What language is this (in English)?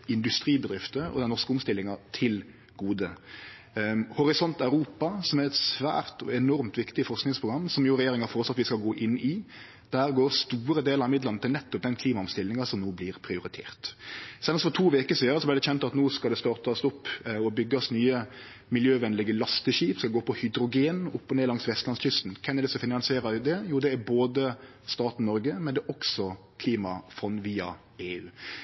Norwegian Nynorsk